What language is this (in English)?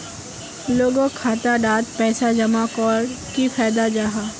Magahi